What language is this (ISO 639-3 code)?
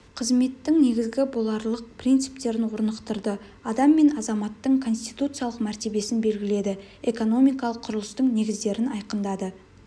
kaz